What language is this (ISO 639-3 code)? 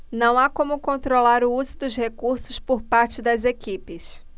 por